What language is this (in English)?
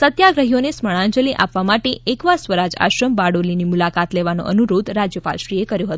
Gujarati